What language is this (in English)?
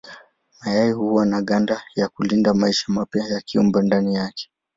Swahili